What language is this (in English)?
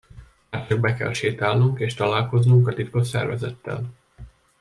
Hungarian